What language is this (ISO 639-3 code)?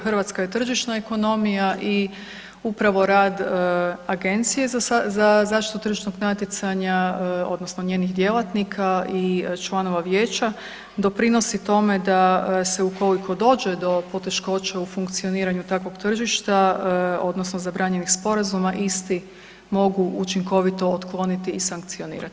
hrv